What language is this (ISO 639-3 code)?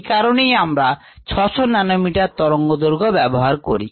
ben